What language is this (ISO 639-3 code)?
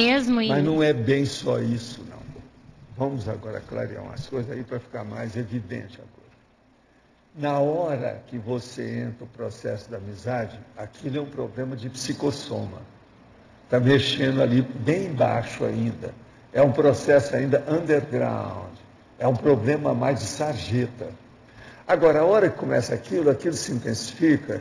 por